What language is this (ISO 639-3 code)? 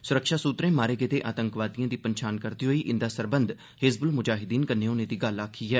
doi